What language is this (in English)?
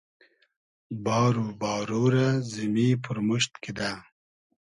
Hazaragi